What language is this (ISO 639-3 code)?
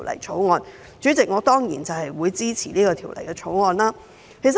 yue